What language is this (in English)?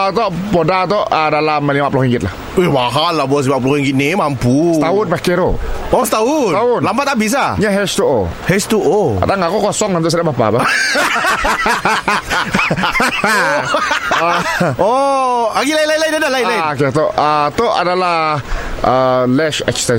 Malay